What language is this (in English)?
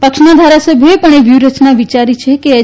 Gujarati